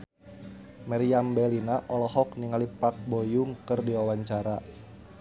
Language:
Sundanese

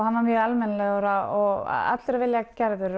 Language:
Icelandic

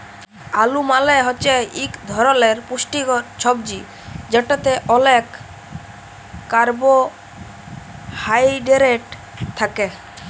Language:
Bangla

